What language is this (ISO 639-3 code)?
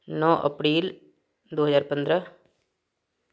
mai